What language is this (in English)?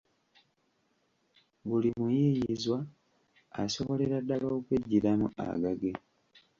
Ganda